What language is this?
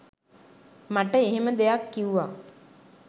Sinhala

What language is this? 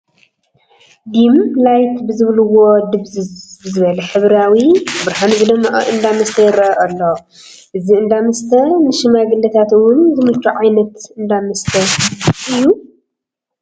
Tigrinya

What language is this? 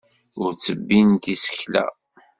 Kabyle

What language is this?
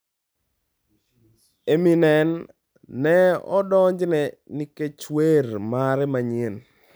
Luo (Kenya and Tanzania)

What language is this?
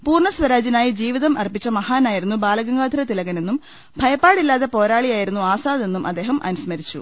Malayalam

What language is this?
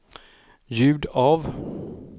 Swedish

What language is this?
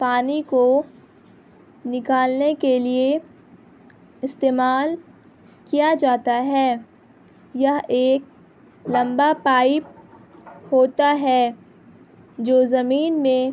Urdu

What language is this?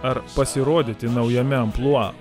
Lithuanian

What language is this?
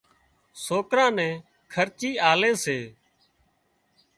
Wadiyara Koli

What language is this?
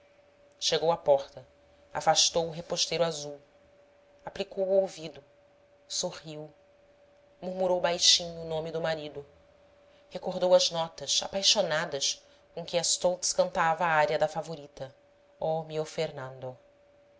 Portuguese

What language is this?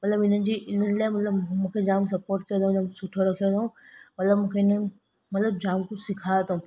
Sindhi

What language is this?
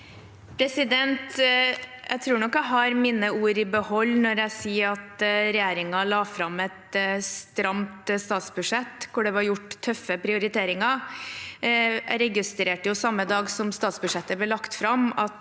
Norwegian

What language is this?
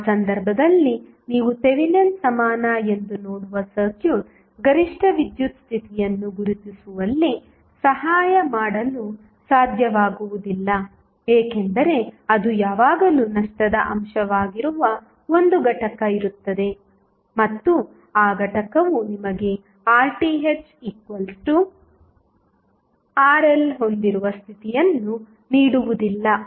Kannada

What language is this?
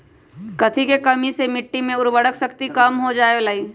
Magahi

